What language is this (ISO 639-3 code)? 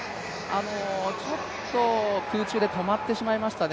jpn